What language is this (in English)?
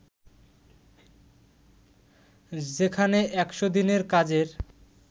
Bangla